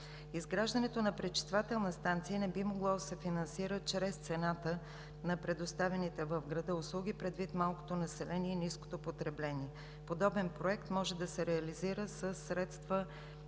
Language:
Bulgarian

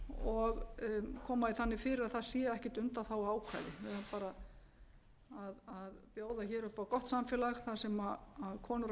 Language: Icelandic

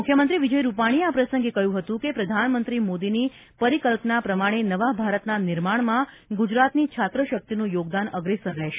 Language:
Gujarati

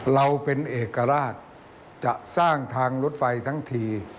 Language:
Thai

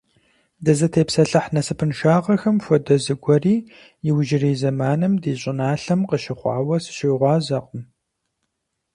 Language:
Kabardian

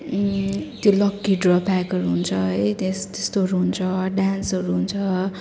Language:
Nepali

